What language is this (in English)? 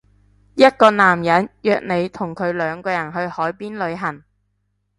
Cantonese